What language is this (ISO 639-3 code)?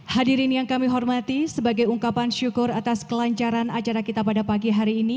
ind